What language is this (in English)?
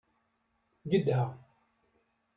Kabyle